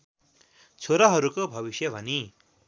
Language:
Nepali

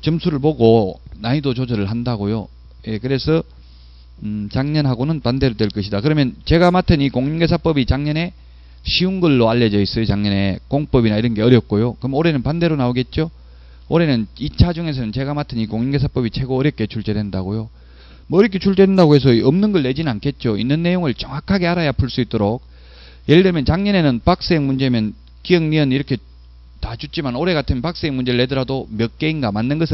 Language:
Korean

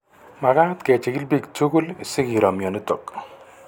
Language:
Kalenjin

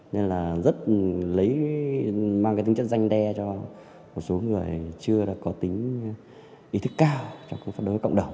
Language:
Vietnamese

